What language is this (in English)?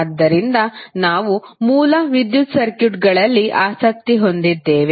Kannada